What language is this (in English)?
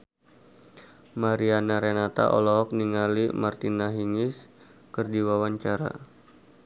Sundanese